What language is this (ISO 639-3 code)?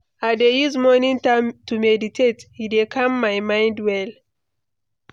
pcm